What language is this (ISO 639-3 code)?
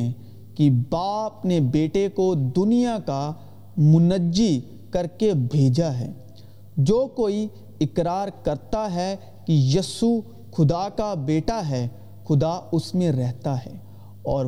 urd